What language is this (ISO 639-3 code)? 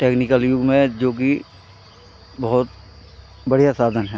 hin